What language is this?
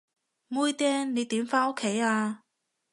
Cantonese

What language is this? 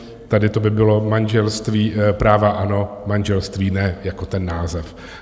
Czech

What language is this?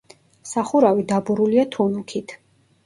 Georgian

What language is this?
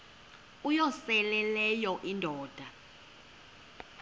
Xhosa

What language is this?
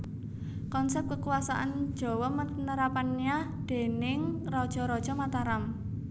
Javanese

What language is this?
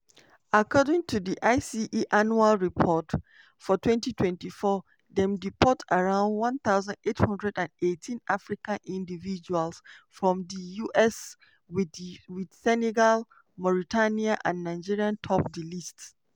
Nigerian Pidgin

